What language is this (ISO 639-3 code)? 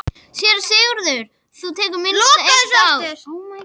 isl